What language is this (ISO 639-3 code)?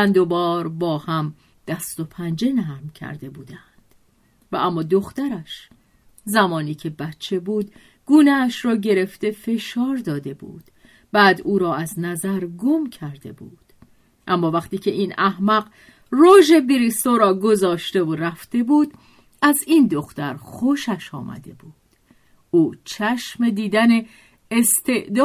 fas